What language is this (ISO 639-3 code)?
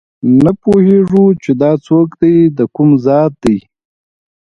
pus